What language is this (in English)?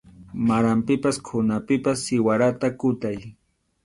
Arequipa-La Unión Quechua